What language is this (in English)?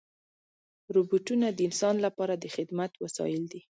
Pashto